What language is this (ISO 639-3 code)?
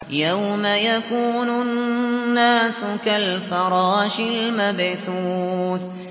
ara